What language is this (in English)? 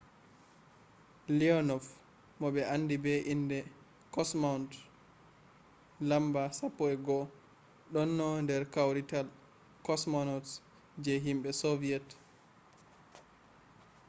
Fula